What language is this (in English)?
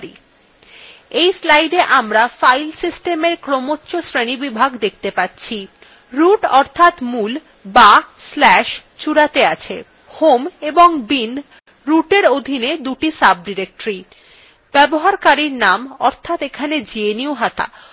Bangla